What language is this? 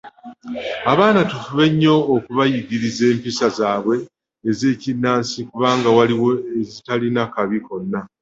Ganda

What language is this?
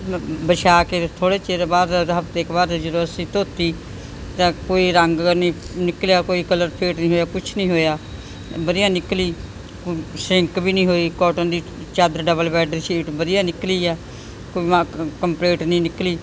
Punjabi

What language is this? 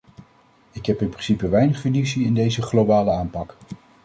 Dutch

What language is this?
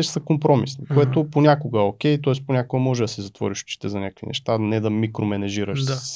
Bulgarian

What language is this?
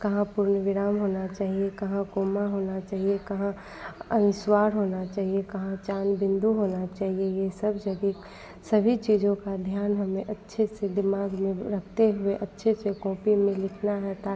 Hindi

